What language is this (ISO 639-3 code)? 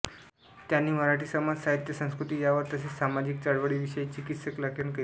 mar